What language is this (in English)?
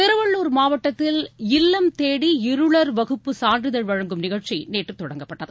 Tamil